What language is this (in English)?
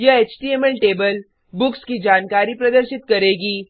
Hindi